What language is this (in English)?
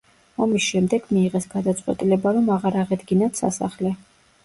Georgian